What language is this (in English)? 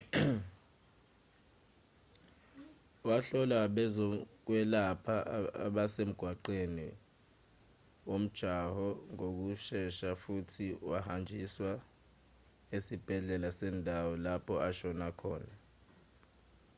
Zulu